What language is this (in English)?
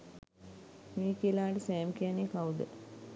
Sinhala